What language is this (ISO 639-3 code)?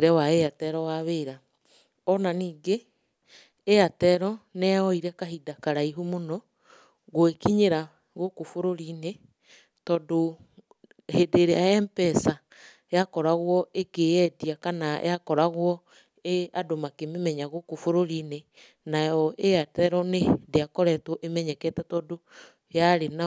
kik